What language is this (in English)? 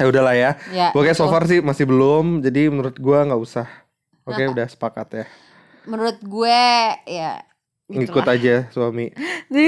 Indonesian